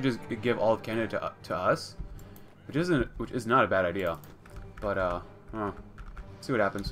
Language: English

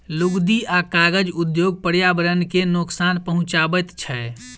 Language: Maithili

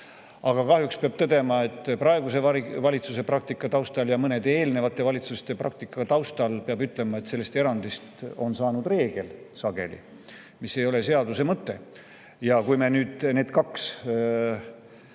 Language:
Estonian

